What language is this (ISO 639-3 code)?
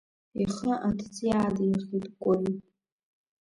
abk